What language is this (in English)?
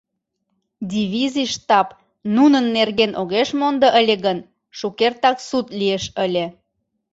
Mari